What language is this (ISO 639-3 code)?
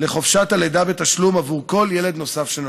heb